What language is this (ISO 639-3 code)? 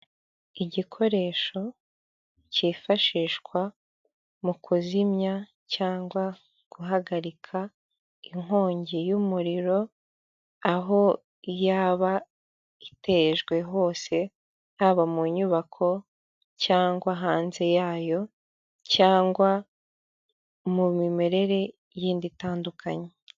kin